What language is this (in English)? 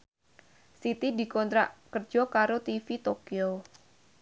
Javanese